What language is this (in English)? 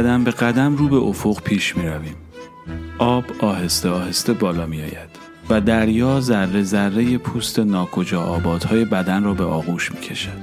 Persian